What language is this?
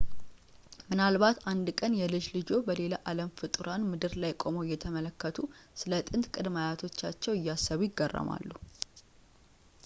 Amharic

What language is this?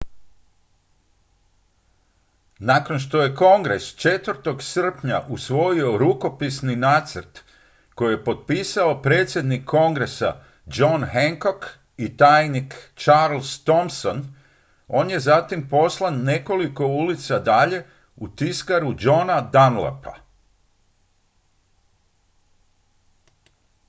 Croatian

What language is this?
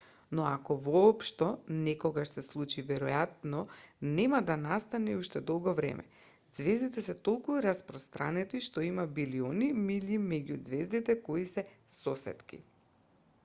Macedonian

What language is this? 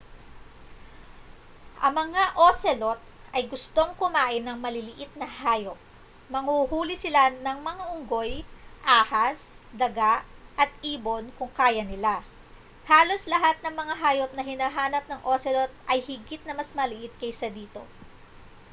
Filipino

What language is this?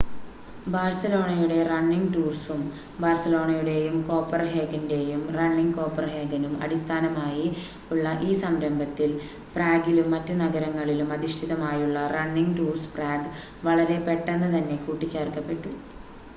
Malayalam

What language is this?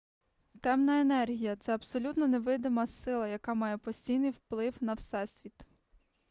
Ukrainian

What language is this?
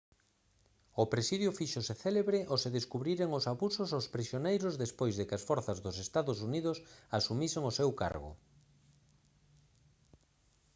Galician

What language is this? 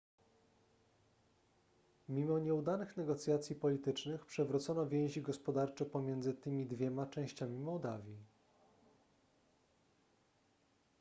Polish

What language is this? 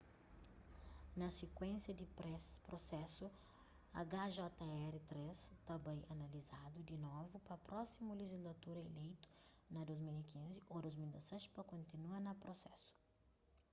Kabuverdianu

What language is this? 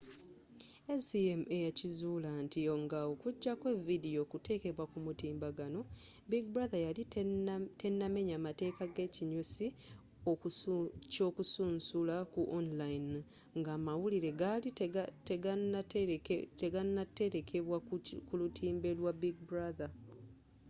Ganda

